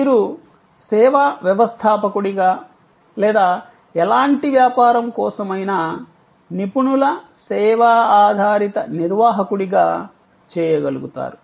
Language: Telugu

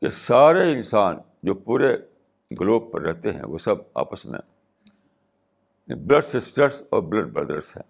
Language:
Urdu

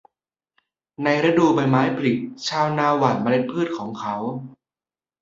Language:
Thai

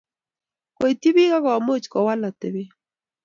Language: Kalenjin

